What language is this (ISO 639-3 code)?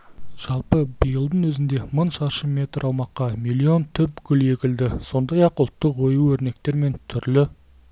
kaz